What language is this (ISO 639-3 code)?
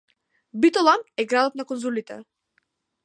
mkd